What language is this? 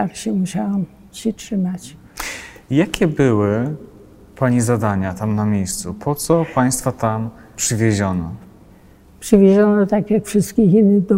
Polish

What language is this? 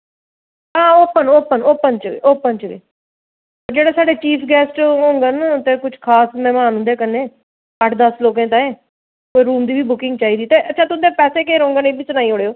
Dogri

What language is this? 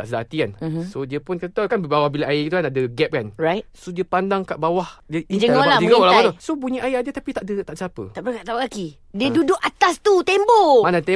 Malay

